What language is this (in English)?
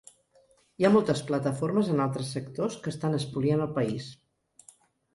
Catalan